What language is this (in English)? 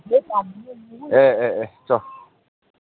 Manipuri